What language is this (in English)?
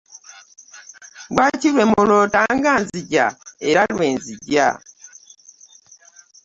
Ganda